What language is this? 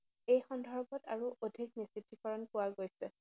Assamese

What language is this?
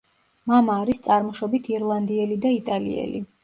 Georgian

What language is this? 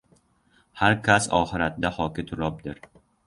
Uzbek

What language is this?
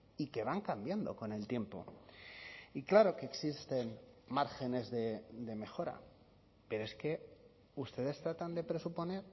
Spanish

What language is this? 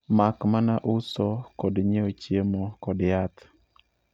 Luo (Kenya and Tanzania)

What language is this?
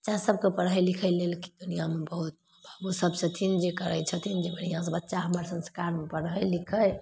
Maithili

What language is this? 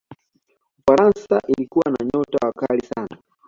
Swahili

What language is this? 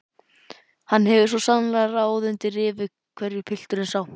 Icelandic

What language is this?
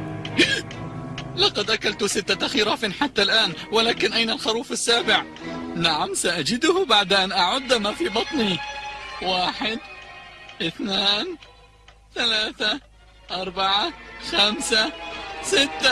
Arabic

